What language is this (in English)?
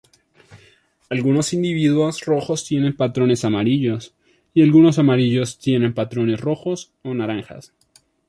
Spanish